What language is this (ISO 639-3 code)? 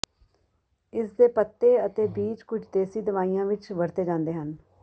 pan